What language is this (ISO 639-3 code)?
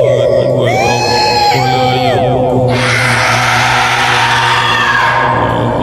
msa